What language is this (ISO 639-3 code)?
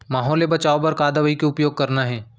hne